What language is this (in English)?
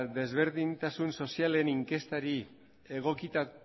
Basque